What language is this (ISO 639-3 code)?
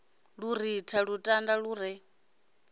ven